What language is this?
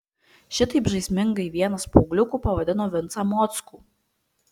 Lithuanian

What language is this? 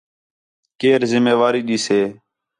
Khetrani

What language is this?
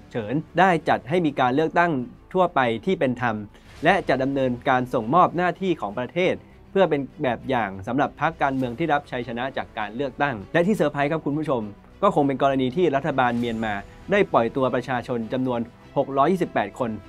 Thai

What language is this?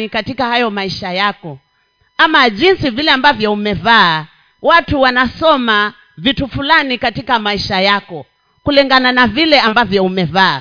Swahili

